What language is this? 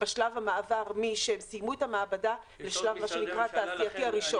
Hebrew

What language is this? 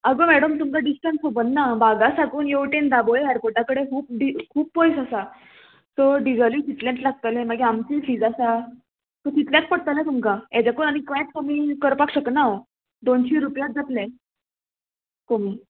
Konkani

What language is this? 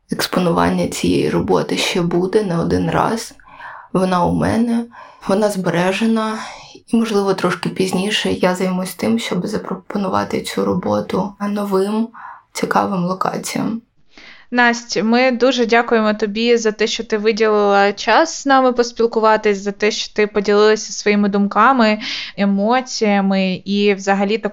Ukrainian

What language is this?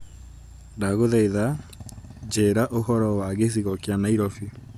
Kikuyu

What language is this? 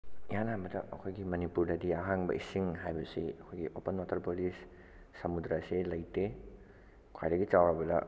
Manipuri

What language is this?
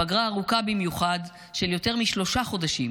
Hebrew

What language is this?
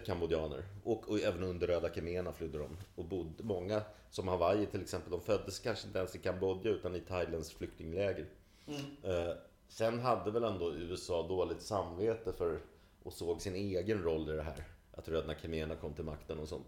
Swedish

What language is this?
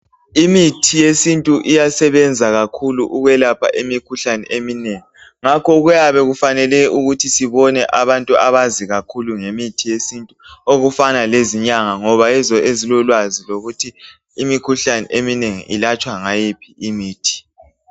North Ndebele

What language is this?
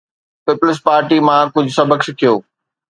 Sindhi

